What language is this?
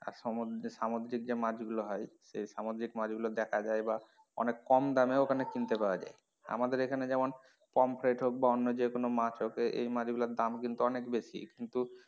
Bangla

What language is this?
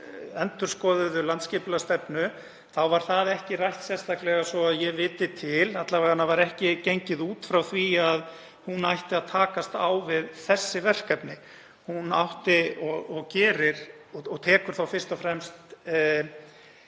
Icelandic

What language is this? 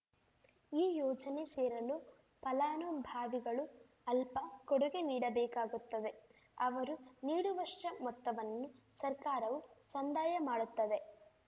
Kannada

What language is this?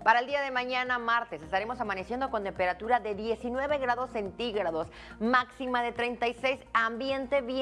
Spanish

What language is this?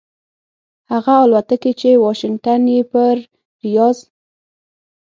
Pashto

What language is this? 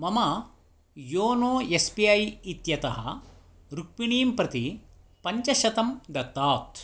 Sanskrit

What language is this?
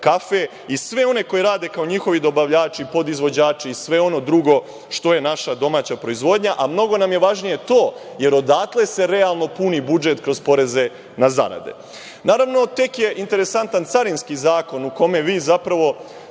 Serbian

